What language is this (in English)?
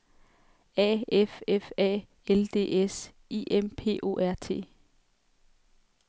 Danish